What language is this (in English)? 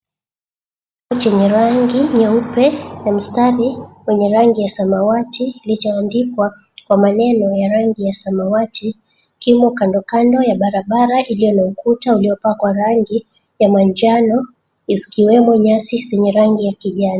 Swahili